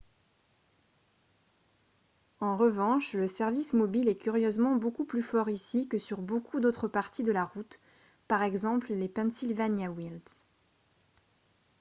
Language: French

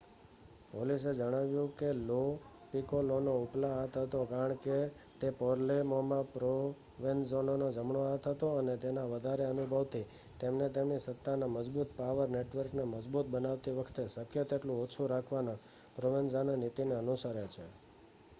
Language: Gujarati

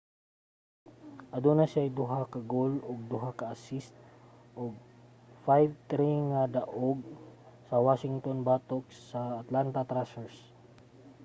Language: Cebuano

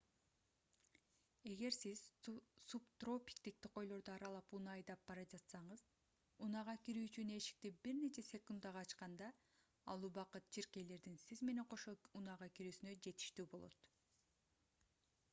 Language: Kyrgyz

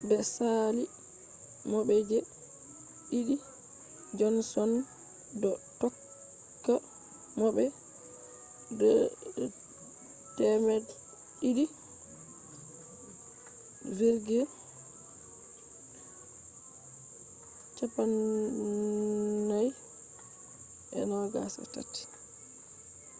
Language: Fula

